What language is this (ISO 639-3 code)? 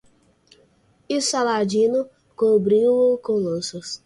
por